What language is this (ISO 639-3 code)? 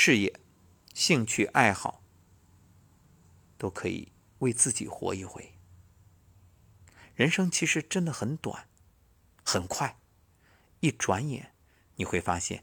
zho